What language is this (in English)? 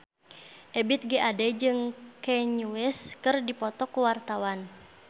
Sundanese